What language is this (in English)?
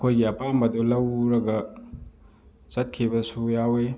Manipuri